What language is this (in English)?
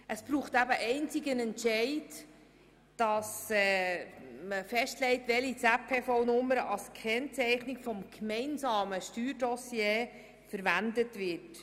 Swiss German